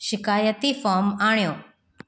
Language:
Sindhi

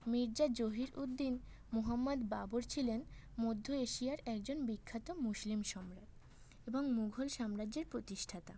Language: Bangla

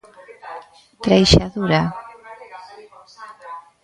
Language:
Galician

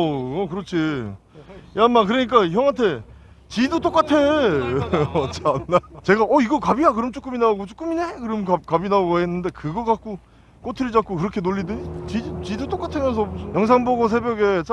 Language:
Korean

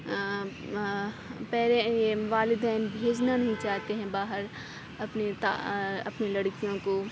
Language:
Urdu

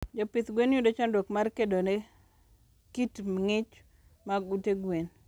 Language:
Luo (Kenya and Tanzania)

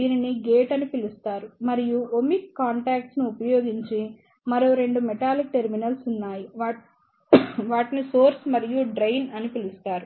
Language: Telugu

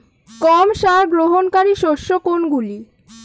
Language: Bangla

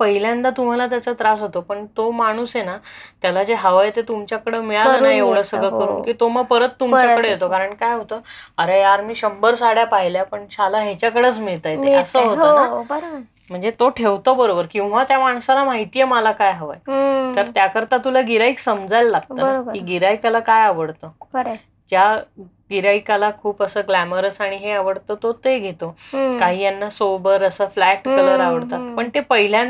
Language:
Marathi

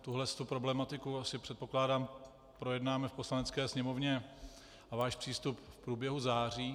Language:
Czech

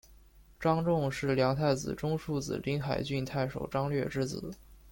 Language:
Chinese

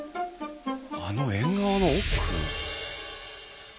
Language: Japanese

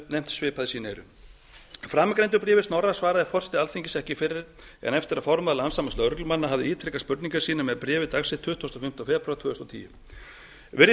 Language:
Icelandic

